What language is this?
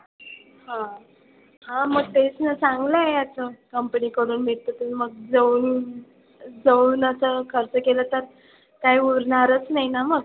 Marathi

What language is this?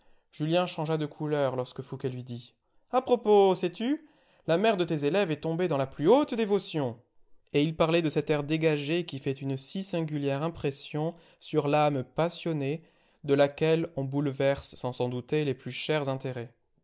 French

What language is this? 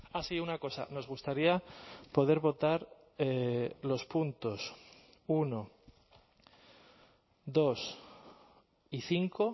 Spanish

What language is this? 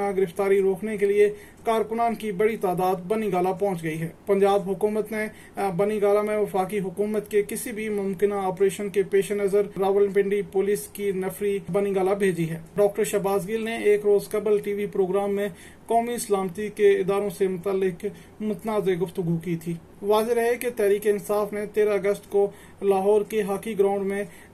Urdu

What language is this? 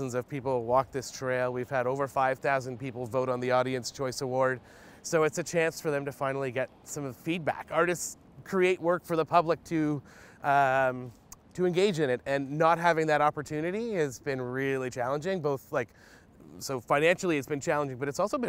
English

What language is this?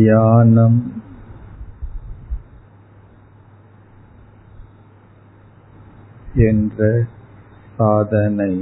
Tamil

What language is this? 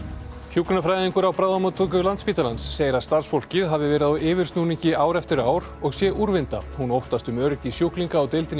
Icelandic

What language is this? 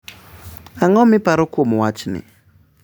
Luo (Kenya and Tanzania)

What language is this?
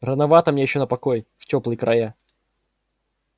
Russian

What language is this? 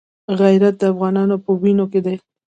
Pashto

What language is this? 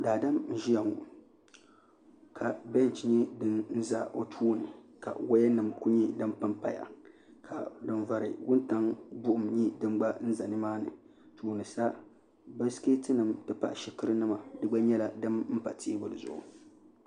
Dagbani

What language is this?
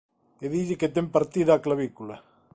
Galician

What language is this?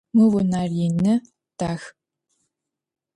Adyghe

